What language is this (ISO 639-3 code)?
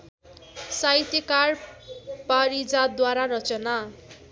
nep